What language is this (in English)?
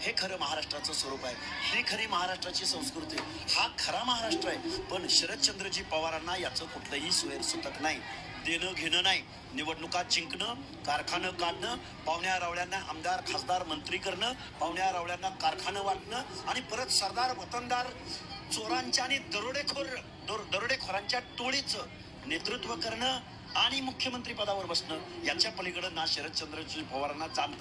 Marathi